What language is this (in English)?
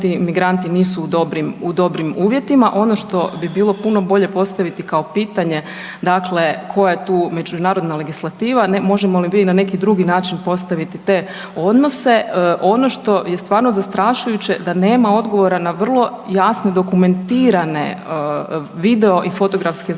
Croatian